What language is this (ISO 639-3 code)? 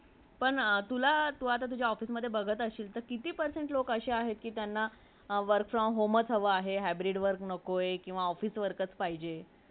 mar